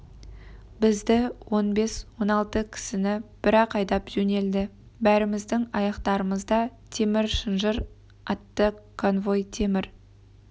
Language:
Kazakh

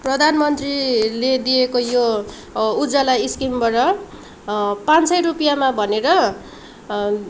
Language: Nepali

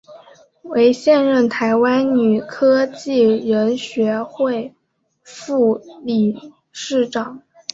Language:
Chinese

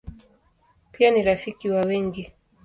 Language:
Swahili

